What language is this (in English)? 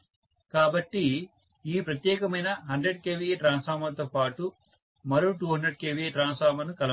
Telugu